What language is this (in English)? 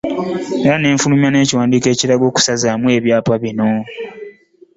Ganda